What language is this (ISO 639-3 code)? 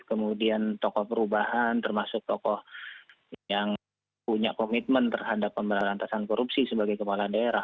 ind